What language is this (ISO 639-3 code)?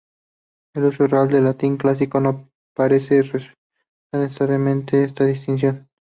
spa